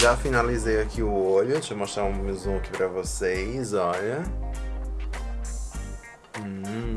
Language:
Portuguese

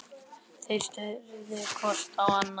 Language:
Icelandic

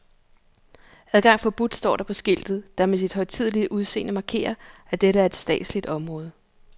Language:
Danish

